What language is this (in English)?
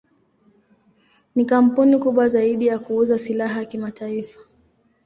Swahili